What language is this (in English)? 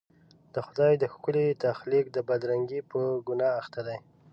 Pashto